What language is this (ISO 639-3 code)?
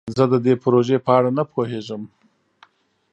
pus